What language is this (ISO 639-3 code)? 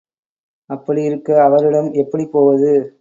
tam